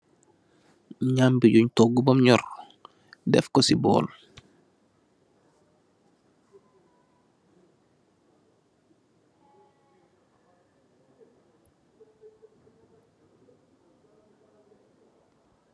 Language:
Wolof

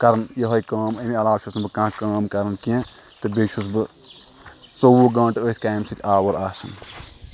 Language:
Kashmiri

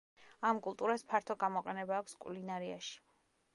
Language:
Georgian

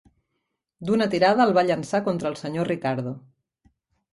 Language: Catalan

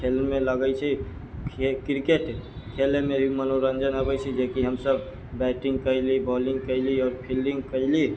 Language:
Maithili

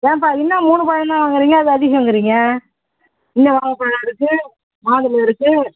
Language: Tamil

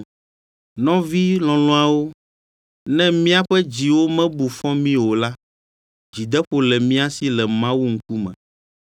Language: Ewe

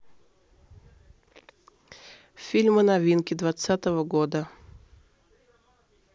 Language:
Russian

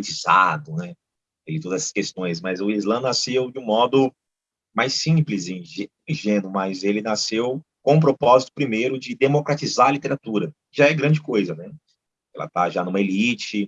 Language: Portuguese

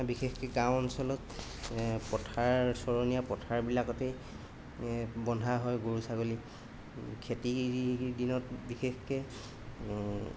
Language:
Assamese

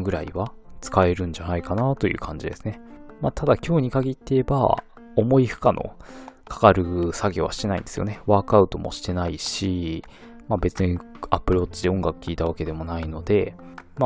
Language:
Japanese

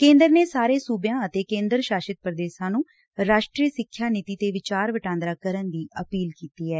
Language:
Punjabi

